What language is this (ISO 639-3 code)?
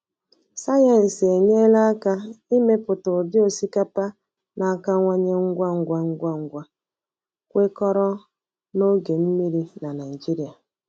ibo